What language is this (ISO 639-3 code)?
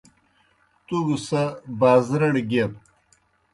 plk